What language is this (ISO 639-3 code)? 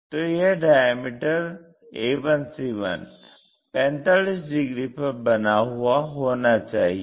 hin